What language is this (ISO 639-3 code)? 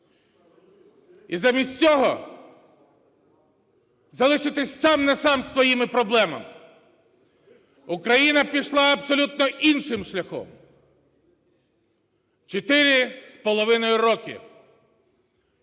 ukr